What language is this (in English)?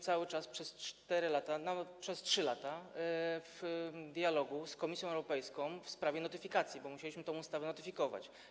Polish